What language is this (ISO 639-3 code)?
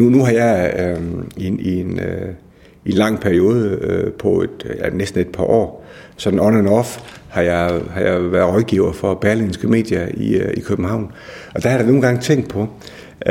dan